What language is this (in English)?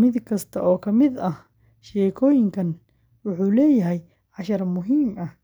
Somali